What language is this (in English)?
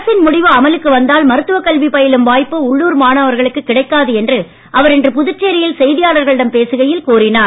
Tamil